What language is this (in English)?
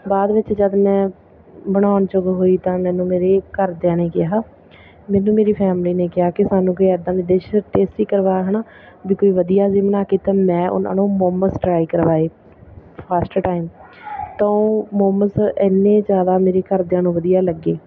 Punjabi